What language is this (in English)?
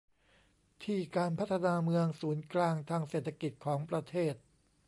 Thai